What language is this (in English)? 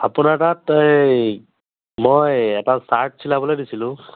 Assamese